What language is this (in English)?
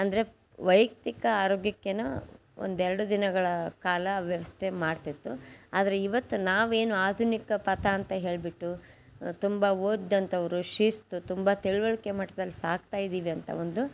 Kannada